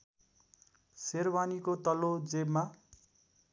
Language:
Nepali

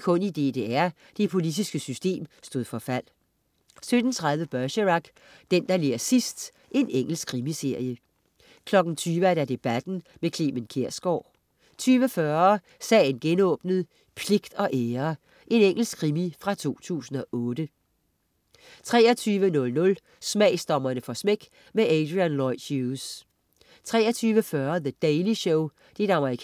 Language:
Danish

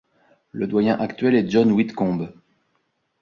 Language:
French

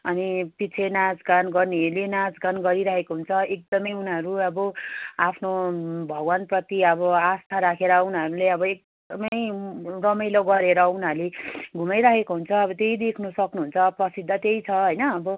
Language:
Nepali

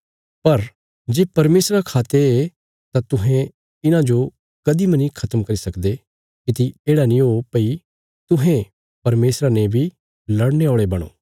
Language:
Bilaspuri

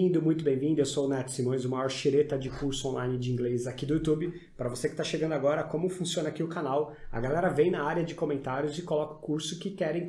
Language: Portuguese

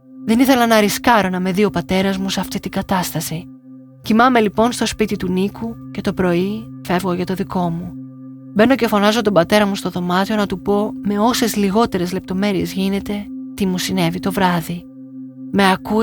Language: Greek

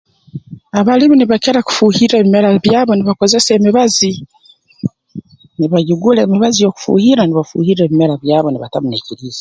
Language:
Tooro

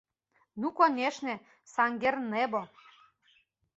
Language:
Mari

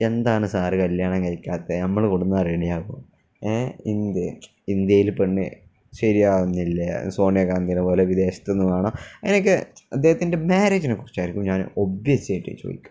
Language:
Malayalam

